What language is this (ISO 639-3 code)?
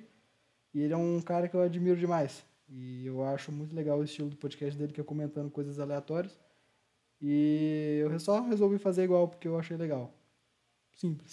por